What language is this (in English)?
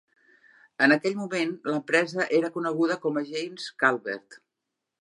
Catalan